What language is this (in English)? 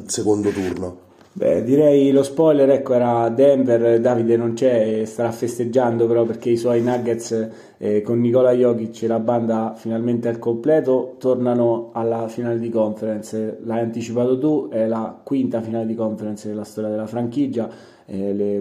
Italian